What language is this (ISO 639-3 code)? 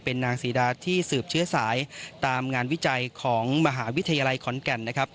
tha